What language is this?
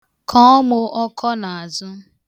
Igbo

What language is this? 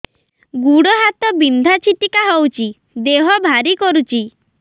Odia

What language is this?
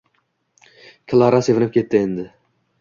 Uzbek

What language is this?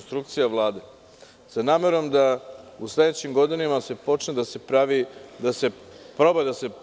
Serbian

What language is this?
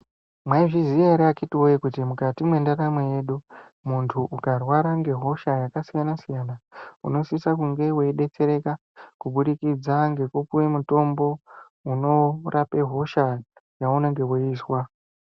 Ndau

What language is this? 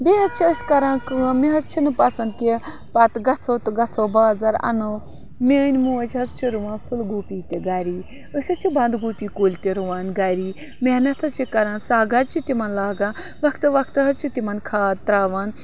Kashmiri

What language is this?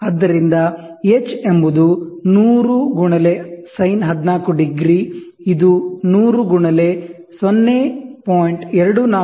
Kannada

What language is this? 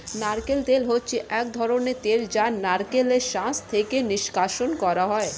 Bangla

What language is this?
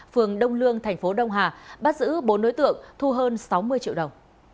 Vietnamese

